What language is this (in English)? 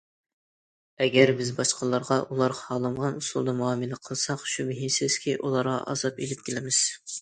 Uyghur